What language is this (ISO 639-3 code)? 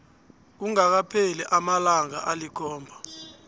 nbl